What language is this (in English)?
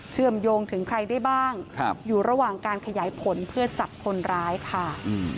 Thai